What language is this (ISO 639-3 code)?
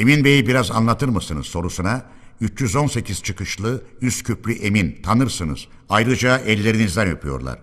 tur